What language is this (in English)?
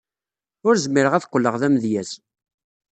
Kabyle